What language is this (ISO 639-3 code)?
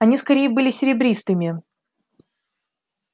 rus